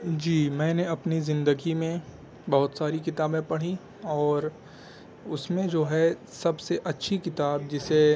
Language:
Urdu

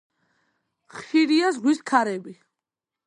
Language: Georgian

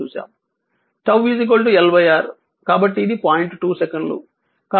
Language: Telugu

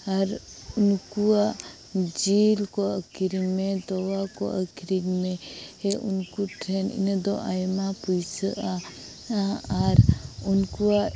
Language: Santali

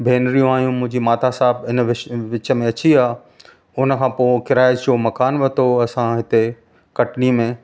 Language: Sindhi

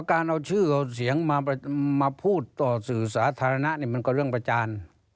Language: Thai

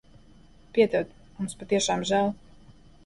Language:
Latvian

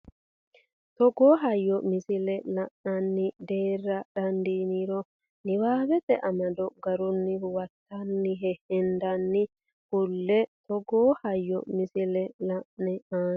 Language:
Sidamo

